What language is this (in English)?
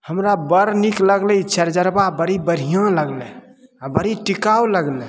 Maithili